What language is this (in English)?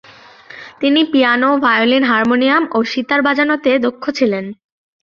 Bangla